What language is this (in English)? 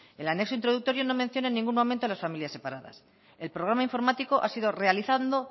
Spanish